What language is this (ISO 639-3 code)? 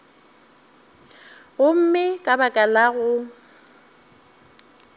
nso